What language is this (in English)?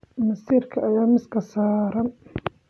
Somali